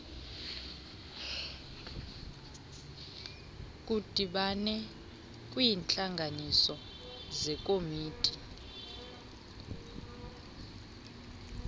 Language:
Xhosa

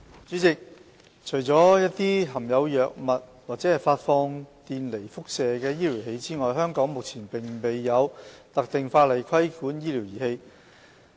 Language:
Cantonese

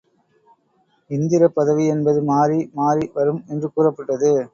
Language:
Tamil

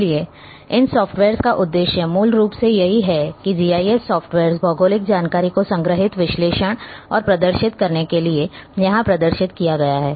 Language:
Hindi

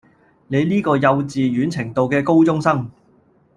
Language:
Cantonese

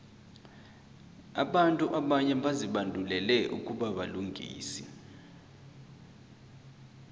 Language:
South Ndebele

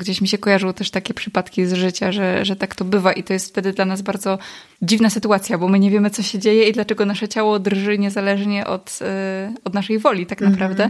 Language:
Polish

